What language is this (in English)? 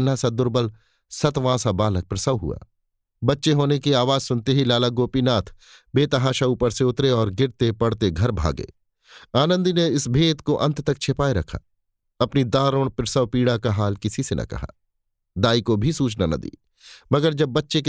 Hindi